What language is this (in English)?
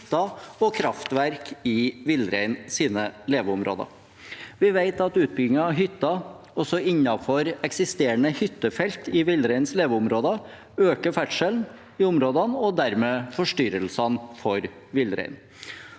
Norwegian